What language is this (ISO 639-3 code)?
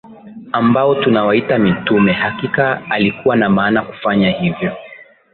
swa